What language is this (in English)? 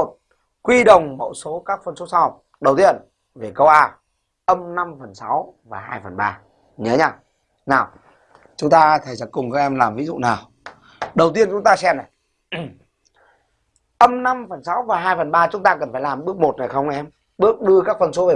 Vietnamese